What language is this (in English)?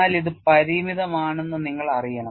Malayalam